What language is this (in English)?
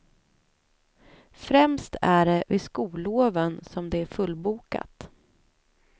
Swedish